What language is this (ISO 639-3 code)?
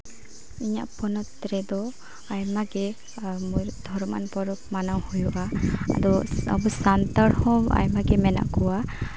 sat